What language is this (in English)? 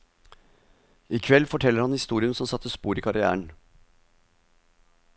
Norwegian